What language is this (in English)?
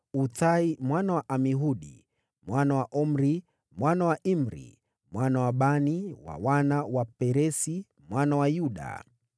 Swahili